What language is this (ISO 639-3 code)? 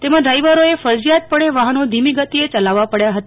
guj